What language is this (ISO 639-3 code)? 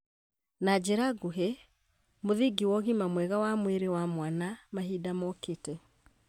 kik